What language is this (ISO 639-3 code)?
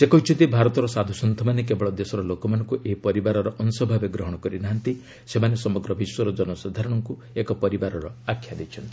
ori